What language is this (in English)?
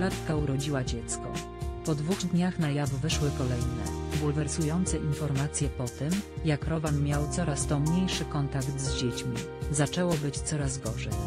Polish